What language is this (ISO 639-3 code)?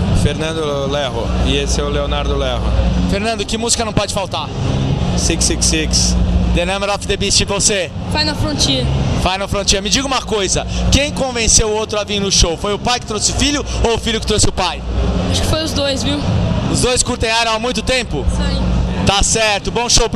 por